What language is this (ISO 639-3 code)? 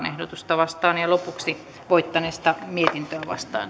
fin